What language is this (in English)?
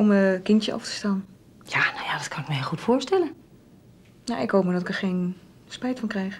Dutch